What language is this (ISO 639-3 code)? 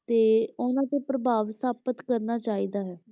pan